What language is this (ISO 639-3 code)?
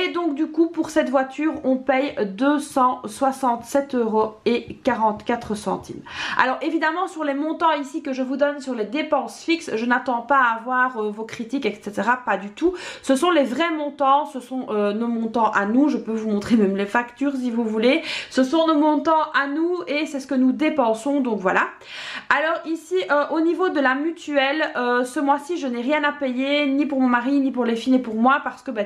fra